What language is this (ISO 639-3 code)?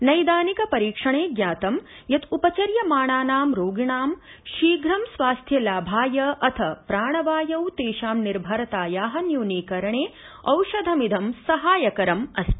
san